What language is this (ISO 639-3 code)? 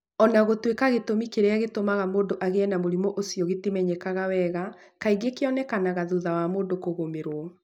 kik